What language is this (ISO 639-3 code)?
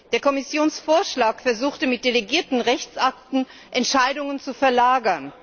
deu